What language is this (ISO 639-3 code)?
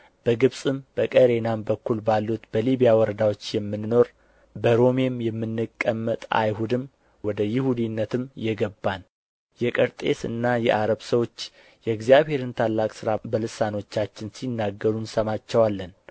amh